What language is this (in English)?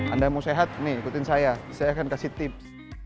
Indonesian